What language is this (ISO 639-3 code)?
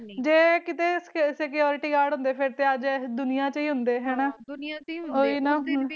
pan